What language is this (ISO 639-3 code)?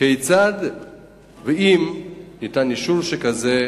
heb